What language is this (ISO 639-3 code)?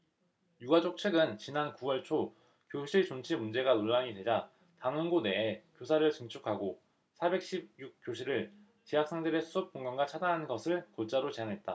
kor